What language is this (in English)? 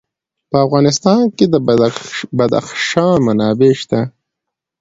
Pashto